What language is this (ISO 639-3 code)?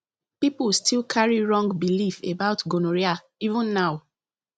pcm